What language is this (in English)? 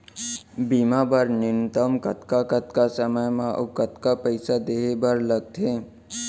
Chhattisgarhi